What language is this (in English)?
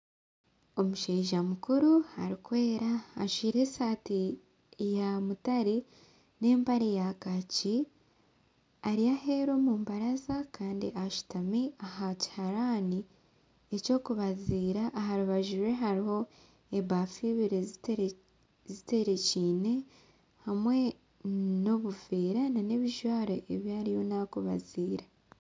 Nyankole